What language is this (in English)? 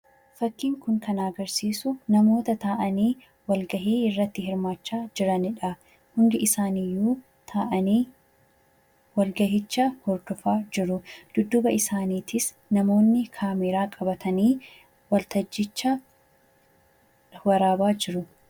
Oromo